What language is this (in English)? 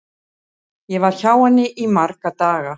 Icelandic